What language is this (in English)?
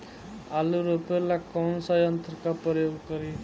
Bhojpuri